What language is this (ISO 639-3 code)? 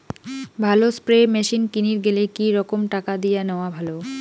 ben